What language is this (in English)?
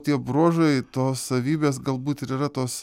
Lithuanian